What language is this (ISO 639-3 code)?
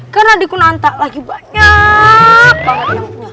ind